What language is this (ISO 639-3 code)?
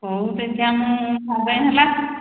ori